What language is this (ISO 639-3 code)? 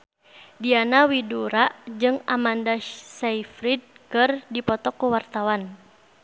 sun